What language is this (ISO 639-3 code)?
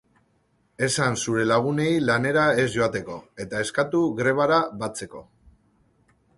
eus